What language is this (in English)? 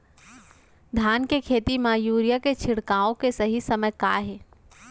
Chhattisgarhi